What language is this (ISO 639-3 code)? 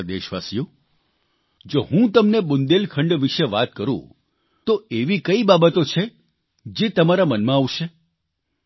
guj